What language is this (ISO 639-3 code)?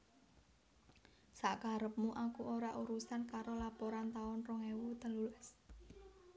jav